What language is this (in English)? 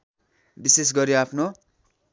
Nepali